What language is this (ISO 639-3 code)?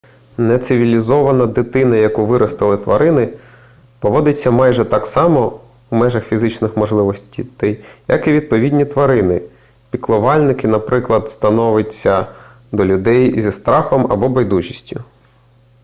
ukr